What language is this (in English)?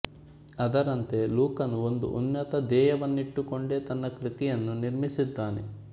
Kannada